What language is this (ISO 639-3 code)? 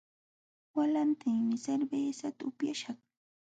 qxw